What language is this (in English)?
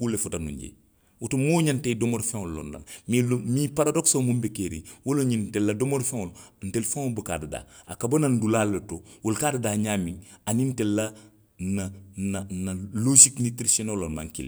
Western Maninkakan